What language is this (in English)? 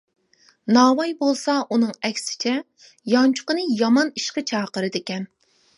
Uyghur